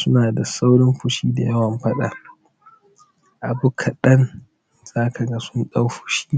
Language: Hausa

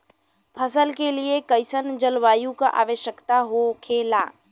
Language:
Bhojpuri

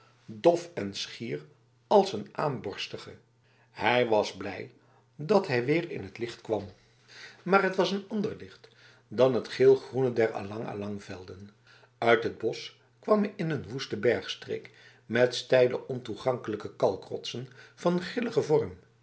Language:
Dutch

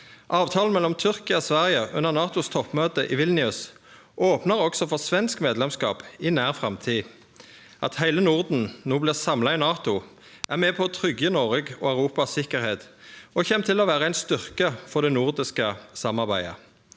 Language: Norwegian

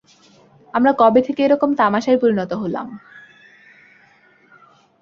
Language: Bangla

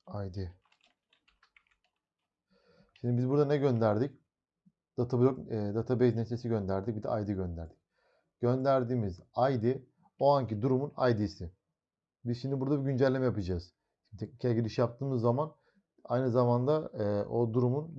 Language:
Turkish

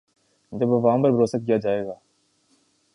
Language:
Urdu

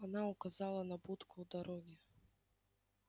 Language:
Russian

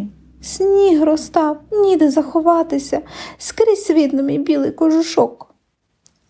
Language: Ukrainian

